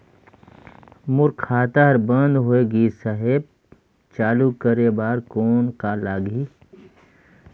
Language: Chhattisgarhi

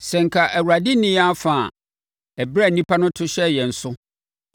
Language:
Akan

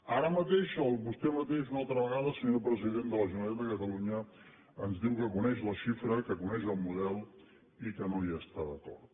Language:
Catalan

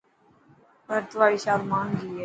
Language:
Dhatki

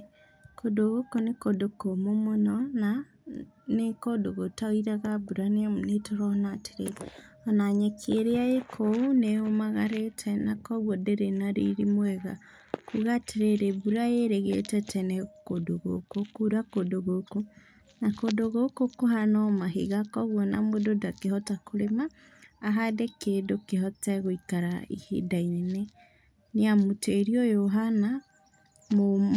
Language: Kikuyu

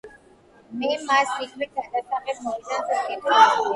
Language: Georgian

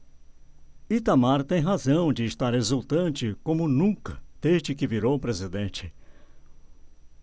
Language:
Portuguese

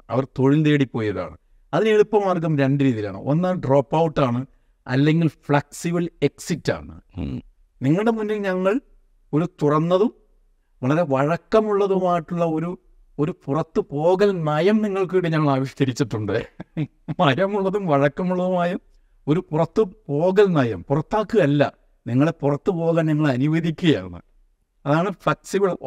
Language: Malayalam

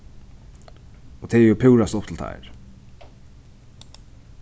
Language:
Faroese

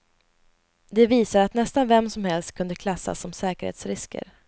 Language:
Swedish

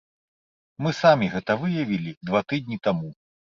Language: Belarusian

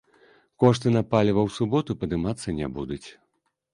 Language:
Belarusian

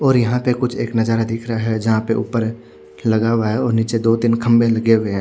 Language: Hindi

